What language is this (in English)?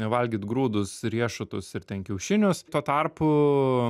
Lithuanian